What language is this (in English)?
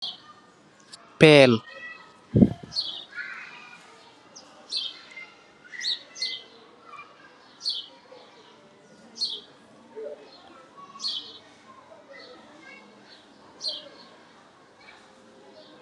Wolof